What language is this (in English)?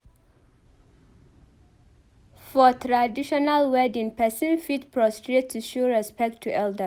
Nigerian Pidgin